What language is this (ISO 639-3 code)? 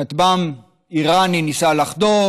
heb